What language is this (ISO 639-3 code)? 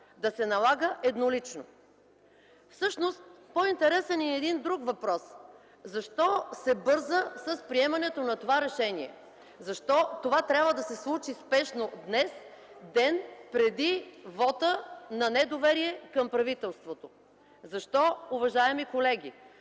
bul